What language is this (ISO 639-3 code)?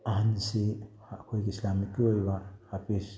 mni